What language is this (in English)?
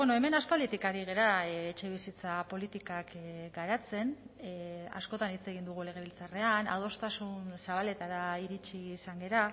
Basque